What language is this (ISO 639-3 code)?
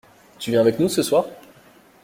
fra